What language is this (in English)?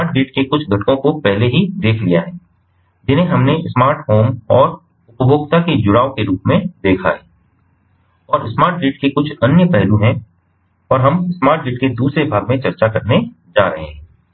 Hindi